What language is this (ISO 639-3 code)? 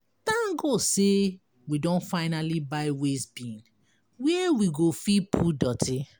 pcm